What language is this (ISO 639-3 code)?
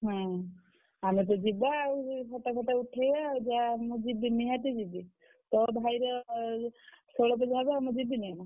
ori